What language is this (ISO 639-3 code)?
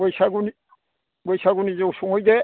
brx